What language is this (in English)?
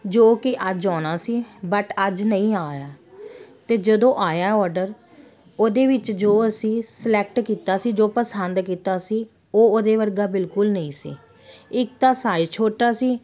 Punjabi